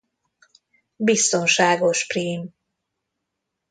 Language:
Hungarian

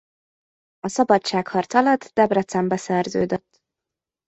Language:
Hungarian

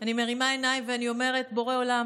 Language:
Hebrew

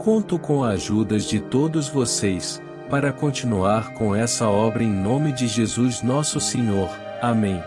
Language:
Portuguese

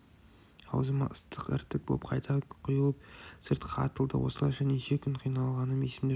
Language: Kazakh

